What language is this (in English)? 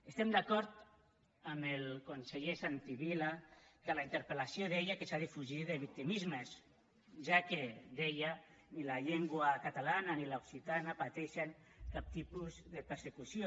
Catalan